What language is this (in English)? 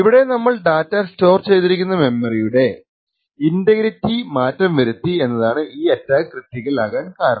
Malayalam